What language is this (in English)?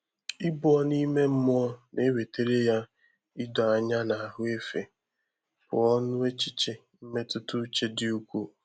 Igbo